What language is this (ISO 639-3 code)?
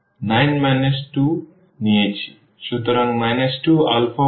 ben